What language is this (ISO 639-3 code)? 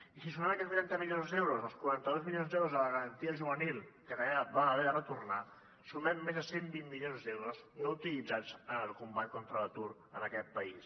cat